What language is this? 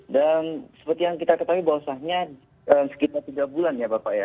Indonesian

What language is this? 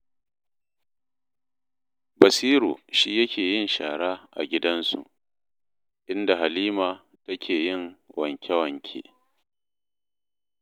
Hausa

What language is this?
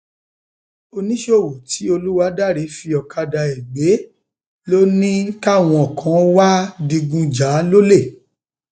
Yoruba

